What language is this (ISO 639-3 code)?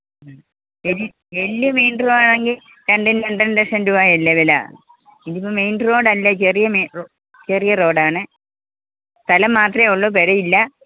mal